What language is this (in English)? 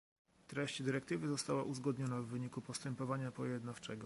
Polish